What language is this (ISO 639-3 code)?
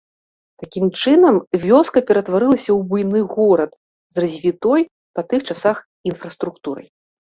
bel